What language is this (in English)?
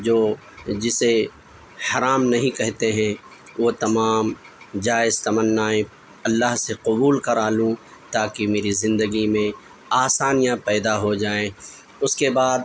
Urdu